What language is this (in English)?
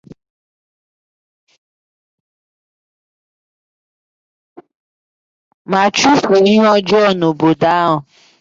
Igbo